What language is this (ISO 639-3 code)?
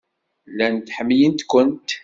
kab